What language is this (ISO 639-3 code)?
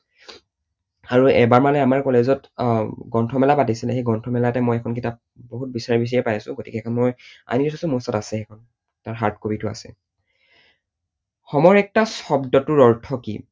asm